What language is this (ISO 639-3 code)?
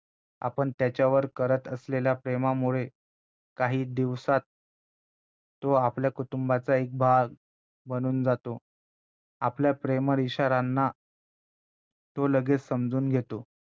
mar